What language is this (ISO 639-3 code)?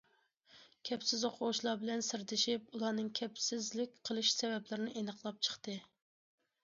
uig